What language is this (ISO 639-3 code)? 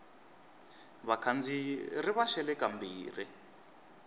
tso